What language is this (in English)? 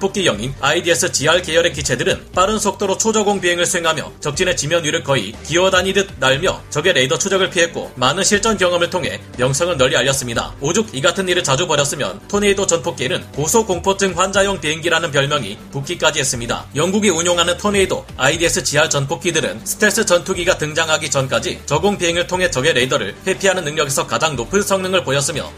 Korean